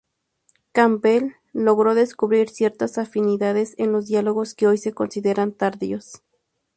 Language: Spanish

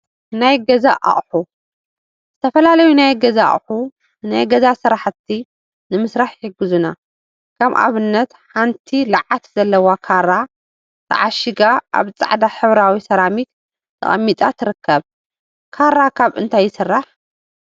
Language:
Tigrinya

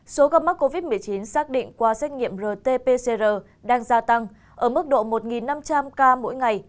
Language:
Vietnamese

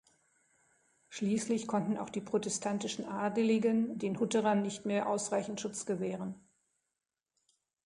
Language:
German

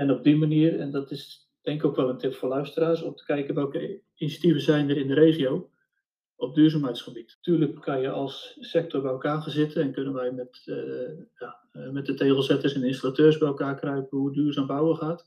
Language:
Dutch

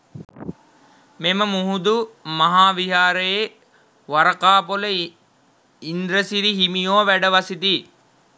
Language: Sinhala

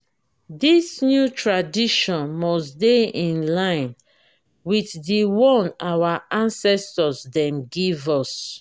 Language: Nigerian Pidgin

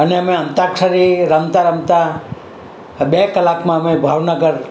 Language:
Gujarati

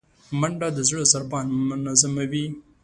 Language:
Pashto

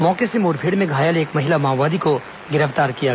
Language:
Hindi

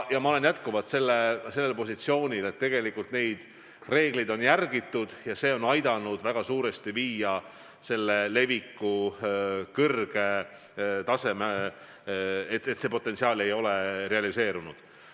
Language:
Estonian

